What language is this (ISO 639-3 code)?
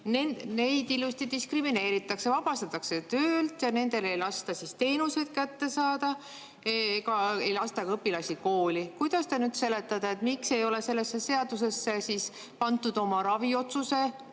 est